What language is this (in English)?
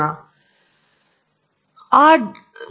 Kannada